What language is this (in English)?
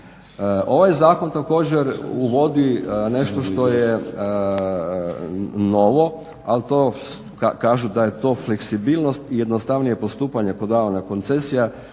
Croatian